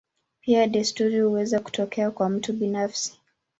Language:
Swahili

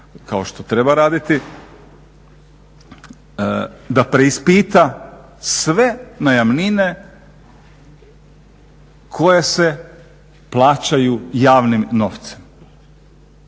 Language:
Croatian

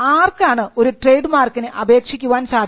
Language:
Malayalam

